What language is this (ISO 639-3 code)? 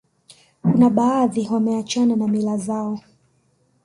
swa